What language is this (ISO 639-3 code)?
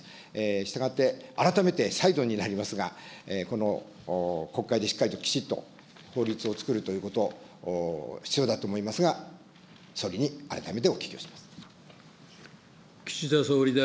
jpn